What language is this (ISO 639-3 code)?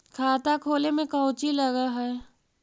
mag